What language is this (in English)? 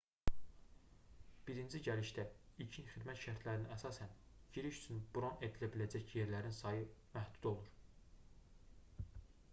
Azerbaijani